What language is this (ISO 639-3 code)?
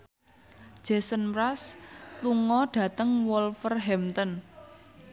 jav